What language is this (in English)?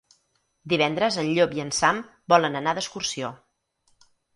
Catalan